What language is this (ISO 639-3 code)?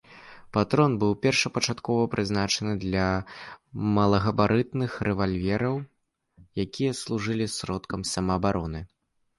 bel